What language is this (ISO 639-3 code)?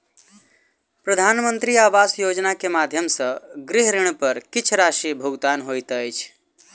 mai